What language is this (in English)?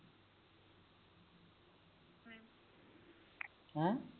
Punjabi